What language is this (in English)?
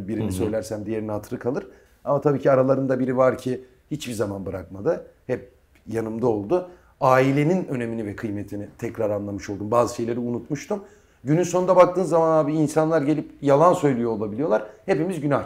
Turkish